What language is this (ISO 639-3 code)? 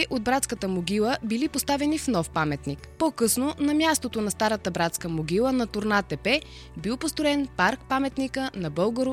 bul